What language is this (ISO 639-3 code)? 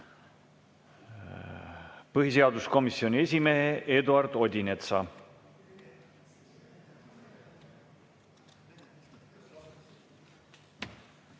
est